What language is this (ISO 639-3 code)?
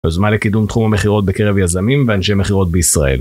heb